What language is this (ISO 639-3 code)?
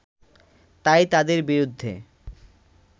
ben